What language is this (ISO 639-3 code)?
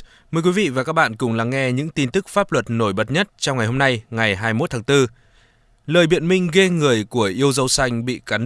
vie